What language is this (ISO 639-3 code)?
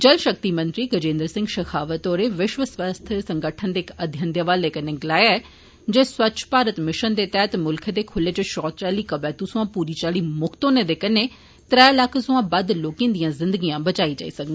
doi